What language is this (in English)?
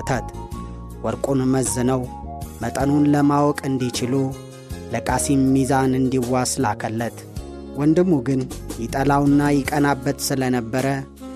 Amharic